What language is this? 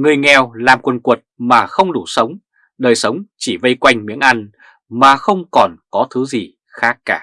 Vietnamese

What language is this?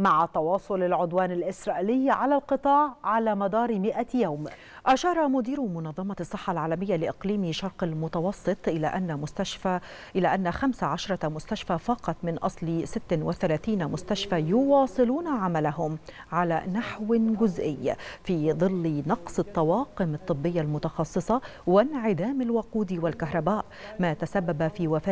Arabic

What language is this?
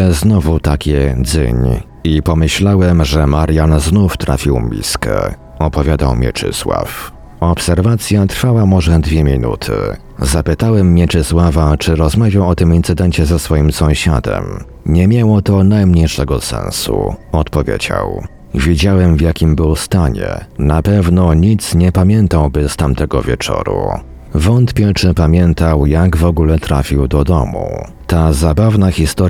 Polish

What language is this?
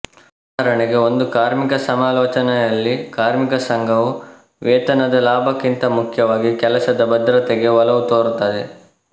Kannada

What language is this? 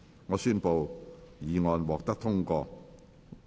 Cantonese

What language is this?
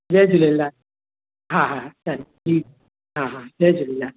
Sindhi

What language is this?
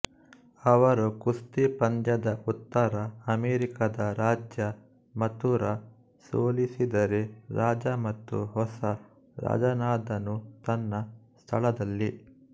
Kannada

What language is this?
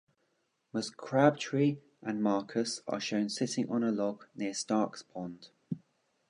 English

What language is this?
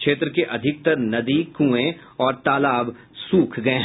Hindi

